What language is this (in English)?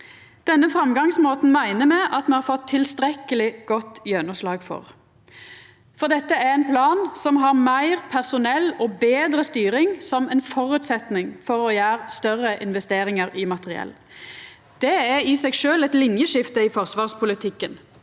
Norwegian